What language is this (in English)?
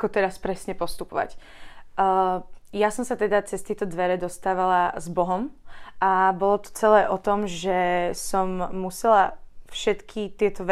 Slovak